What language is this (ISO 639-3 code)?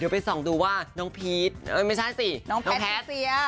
tha